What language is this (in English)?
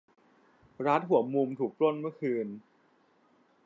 Thai